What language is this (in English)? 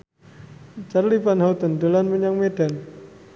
Javanese